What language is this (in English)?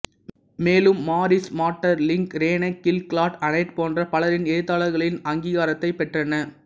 Tamil